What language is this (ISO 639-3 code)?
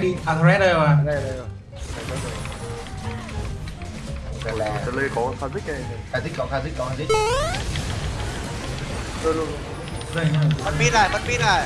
vie